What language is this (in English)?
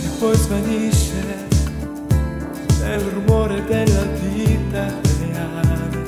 Dutch